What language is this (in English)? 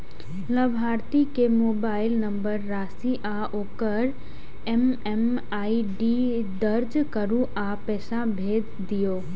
Maithili